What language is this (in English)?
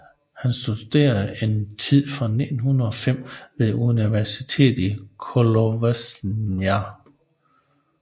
Danish